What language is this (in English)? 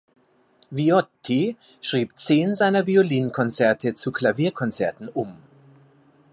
German